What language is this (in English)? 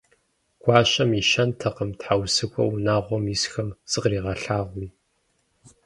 Kabardian